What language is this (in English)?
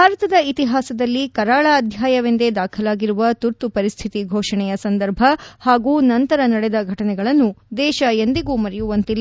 Kannada